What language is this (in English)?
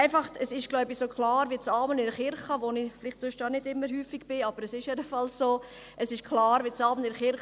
Swiss German